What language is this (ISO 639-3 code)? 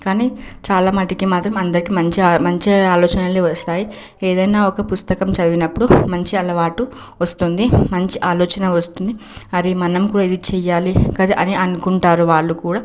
tel